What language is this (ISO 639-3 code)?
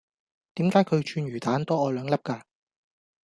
yue